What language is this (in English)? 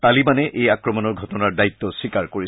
Assamese